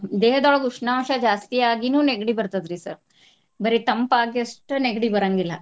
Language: Kannada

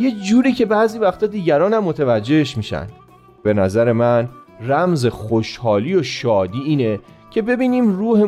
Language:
Persian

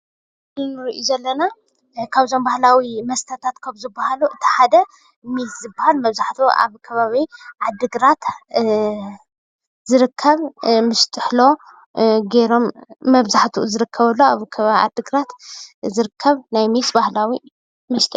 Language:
Tigrinya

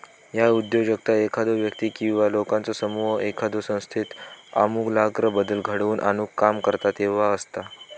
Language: Marathi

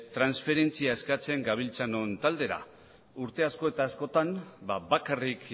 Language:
Basque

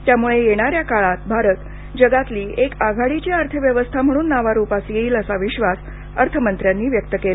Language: Marathi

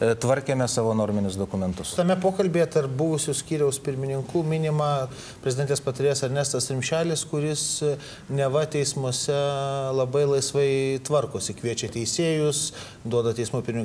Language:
Lithuanian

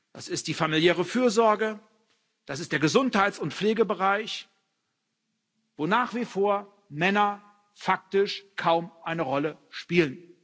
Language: German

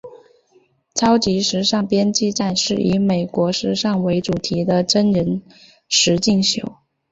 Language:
Chinese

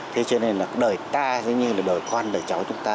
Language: Vietnamese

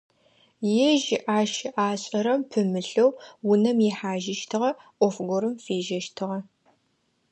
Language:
Adyghe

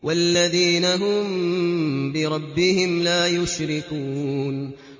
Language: Arabic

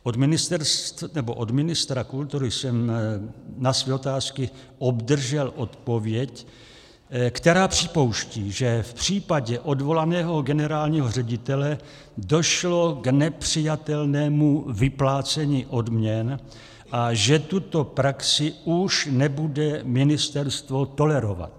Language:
Czech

